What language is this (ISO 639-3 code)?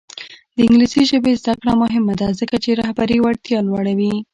pus